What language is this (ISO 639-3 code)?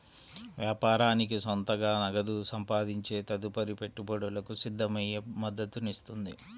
tel